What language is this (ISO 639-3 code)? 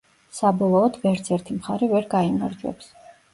kat